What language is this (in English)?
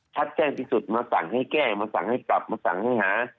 Thai